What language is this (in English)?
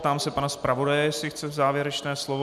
Czech